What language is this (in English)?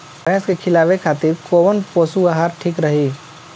Bhojpuri